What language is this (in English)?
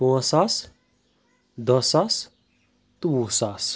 Kashmiri